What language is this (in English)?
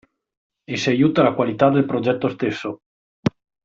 Italian